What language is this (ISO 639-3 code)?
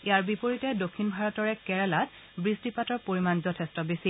asm